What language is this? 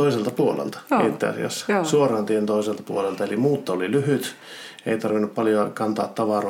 Finnish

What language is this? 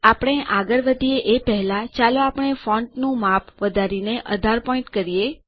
Gujarati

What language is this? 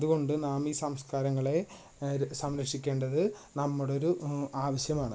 Malayalam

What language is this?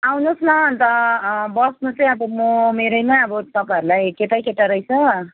Nepali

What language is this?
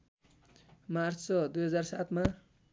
Nepali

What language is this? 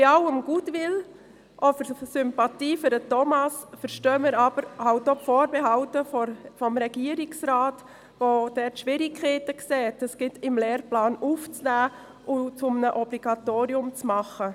Swiss German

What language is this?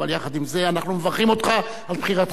Hebrew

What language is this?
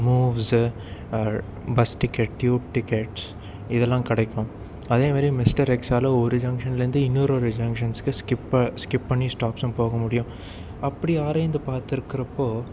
Tamil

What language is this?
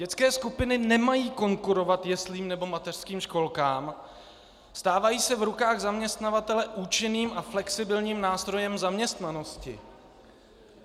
Czech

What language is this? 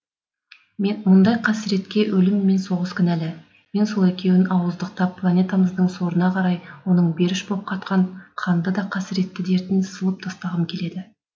Kazakh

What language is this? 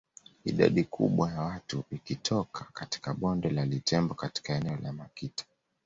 Swahili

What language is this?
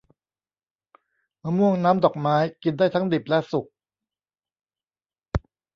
Thai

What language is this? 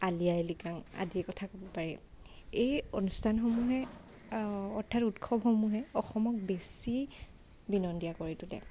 Assamese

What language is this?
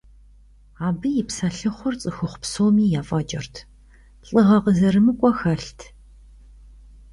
Kabardian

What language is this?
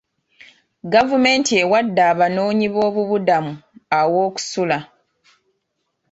Ganda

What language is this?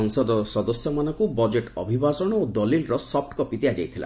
Odia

